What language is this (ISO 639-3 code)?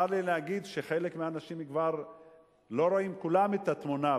heb